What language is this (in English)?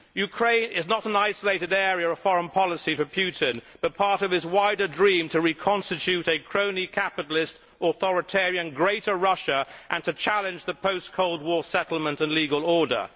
English